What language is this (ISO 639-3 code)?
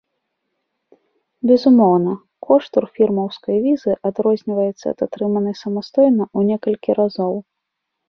bel